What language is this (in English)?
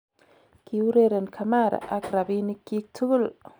Kalenjin